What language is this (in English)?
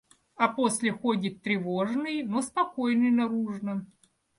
Russian